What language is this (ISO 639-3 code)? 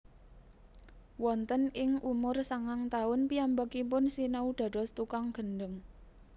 jav